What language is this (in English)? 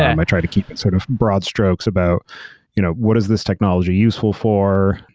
English